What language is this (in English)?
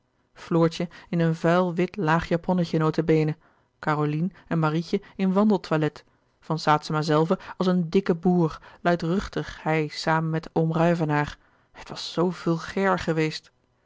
Dutch